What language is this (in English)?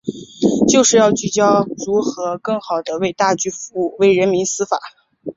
Chinese